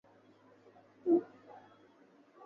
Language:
Chinese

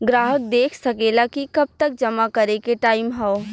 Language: Bhojpuri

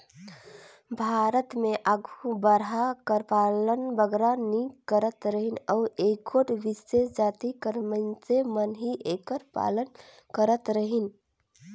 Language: Chhattisgarhi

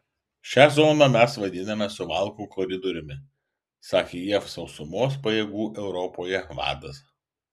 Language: Lithuanian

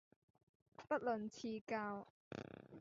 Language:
Cantonese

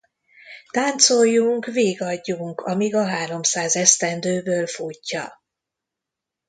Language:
Hungarian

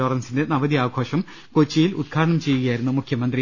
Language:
Malayalam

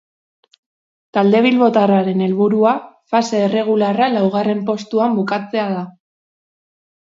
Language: Basque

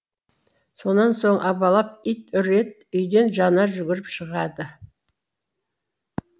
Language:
Kazakh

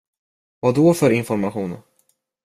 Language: Swedish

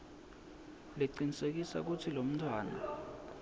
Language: Swati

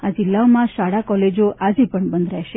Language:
Gujarati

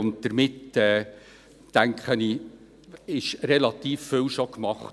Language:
Swiss German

